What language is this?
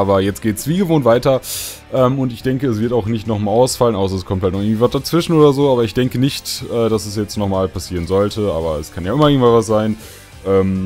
German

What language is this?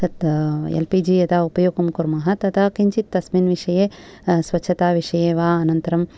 Sanskrit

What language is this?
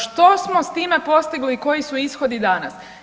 Croatian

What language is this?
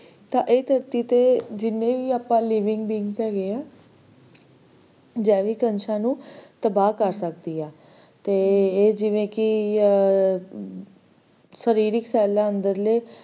Punjabi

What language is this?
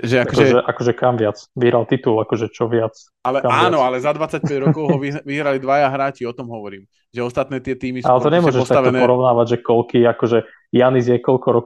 Slovak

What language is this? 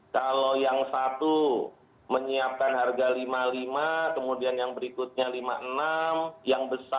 Indonesian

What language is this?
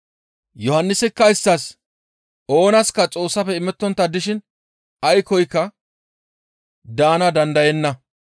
Gamo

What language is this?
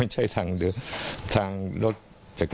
Thai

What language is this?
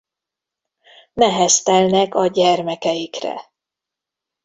Hungarian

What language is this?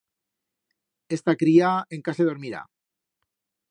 Aragonese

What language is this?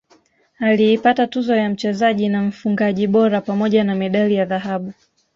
Swahili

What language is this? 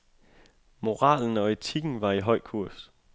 Danish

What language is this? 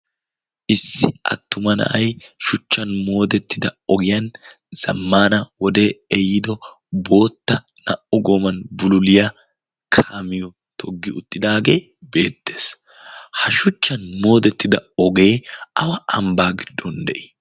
Wolaytta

